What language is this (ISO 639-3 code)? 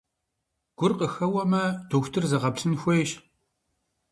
kbd